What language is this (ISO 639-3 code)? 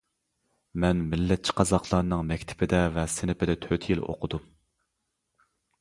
uig